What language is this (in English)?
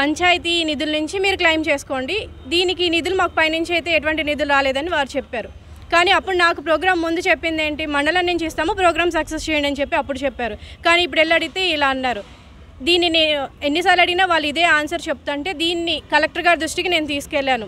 Telugu